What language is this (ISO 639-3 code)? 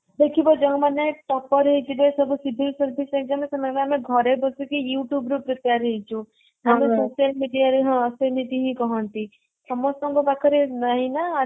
ori